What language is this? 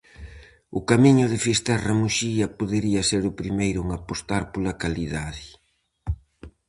Galician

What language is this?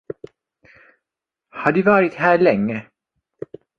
Swedish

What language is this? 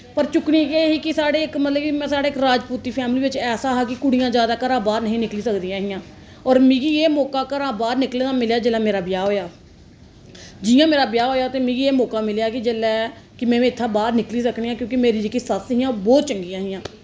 Dogri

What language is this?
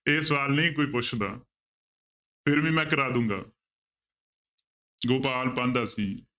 Punjabi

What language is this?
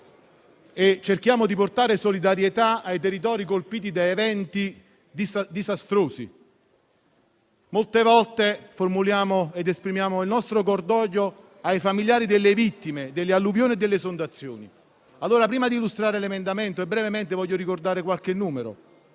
Italian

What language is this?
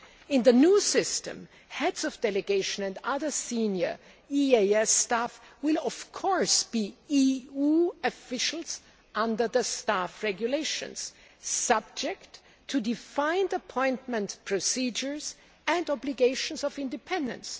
English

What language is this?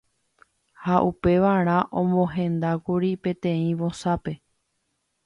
Guarani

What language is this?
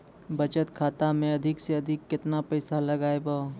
Maithili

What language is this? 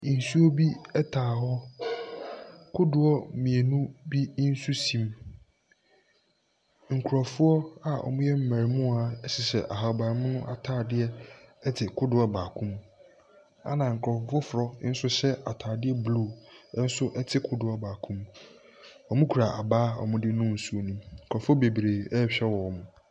Akan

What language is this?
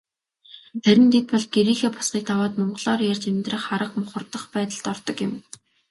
Mongolian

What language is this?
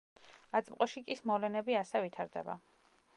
Georgian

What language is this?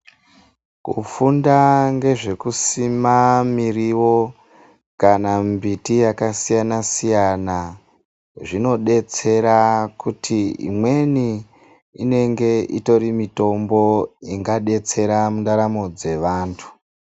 Ndau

